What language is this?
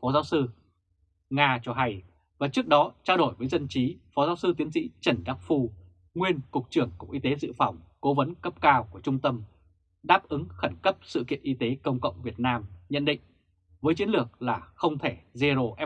Vietnamese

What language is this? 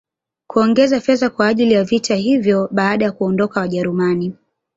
Swahili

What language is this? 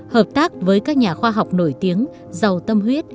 Vietnamese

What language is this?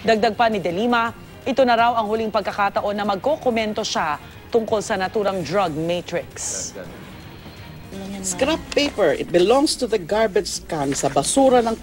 Filipino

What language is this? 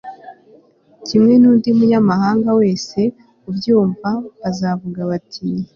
Kinyarwanda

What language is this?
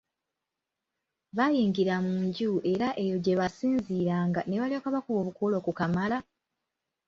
Ganda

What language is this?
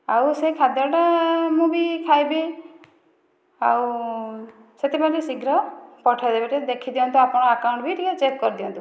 Odia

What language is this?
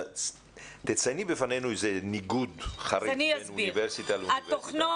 Hebrew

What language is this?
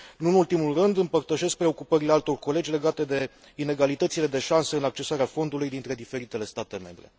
Romanian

